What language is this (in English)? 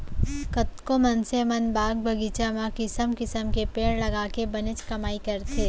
Chhattisgarhi